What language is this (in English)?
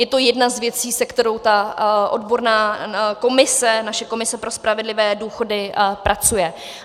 Czech